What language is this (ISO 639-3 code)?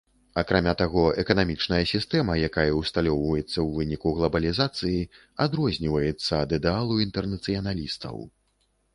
bel